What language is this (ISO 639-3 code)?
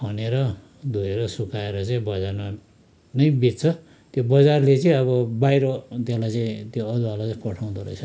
nep